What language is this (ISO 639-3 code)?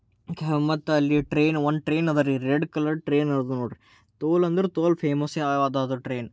kan